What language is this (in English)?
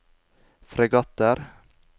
Norwegian